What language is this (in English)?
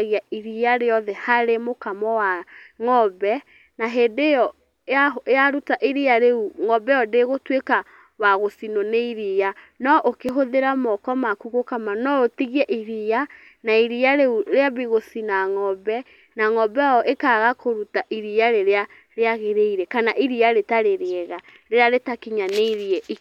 Kikuyu